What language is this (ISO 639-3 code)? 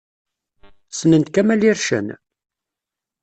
kab